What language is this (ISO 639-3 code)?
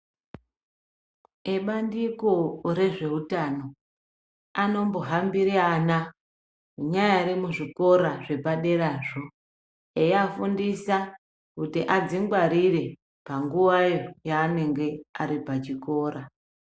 ndc